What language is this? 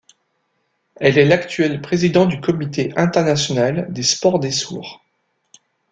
French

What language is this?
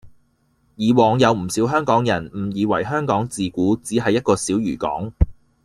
Cantonese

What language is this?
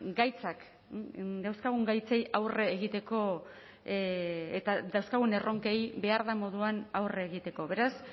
Basque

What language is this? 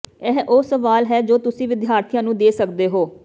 Punjabi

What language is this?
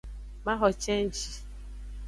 Aja (Benin)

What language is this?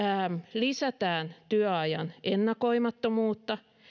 Finnish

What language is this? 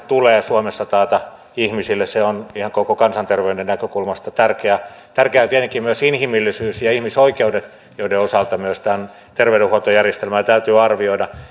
Finnish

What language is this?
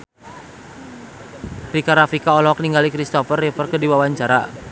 Sundanese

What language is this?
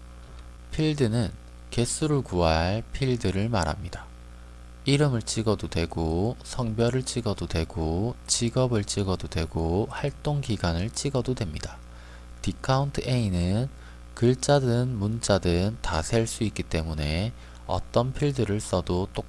Korean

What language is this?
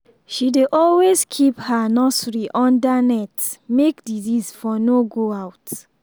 Nigerian Pidgin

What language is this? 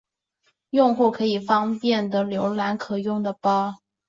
Chinese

